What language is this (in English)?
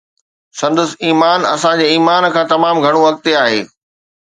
Sindhi